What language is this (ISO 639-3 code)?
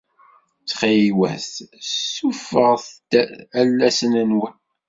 kab